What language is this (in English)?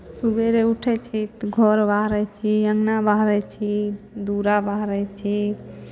Maithili